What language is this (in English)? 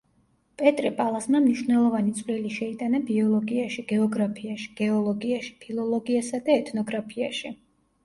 Georgian